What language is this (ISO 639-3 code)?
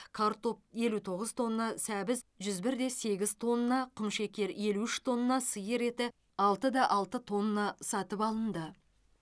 kaz